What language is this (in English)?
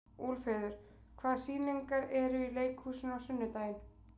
Icelandic